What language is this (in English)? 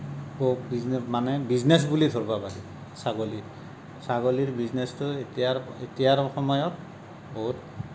Assamese